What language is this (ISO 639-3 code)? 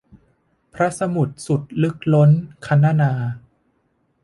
tha